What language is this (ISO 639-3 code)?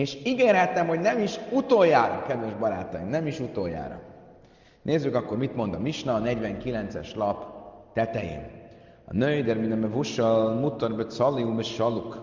hun